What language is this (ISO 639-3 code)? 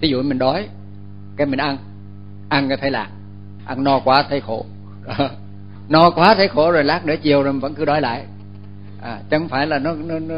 vie